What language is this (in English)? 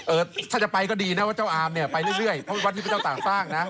Thai